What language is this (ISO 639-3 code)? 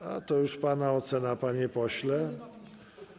pol